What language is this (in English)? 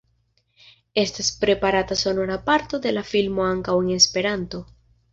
Esperanto